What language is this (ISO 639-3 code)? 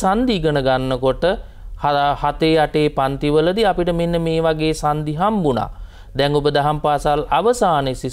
ind